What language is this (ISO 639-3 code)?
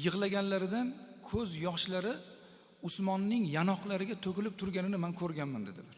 tur